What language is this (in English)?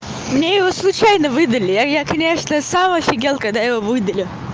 Russian